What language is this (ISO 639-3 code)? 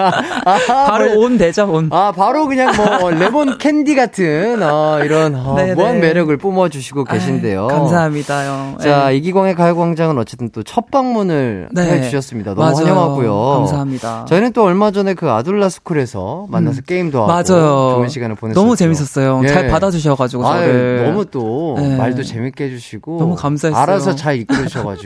kor